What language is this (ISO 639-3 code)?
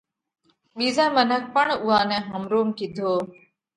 kvx